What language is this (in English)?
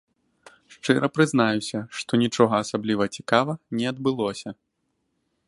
Belarusian